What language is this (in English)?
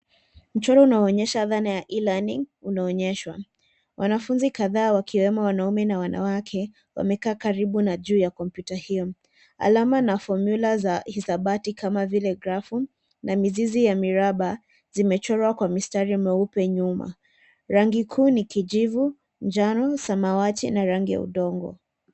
Swahili